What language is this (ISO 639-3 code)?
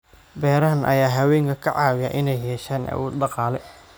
som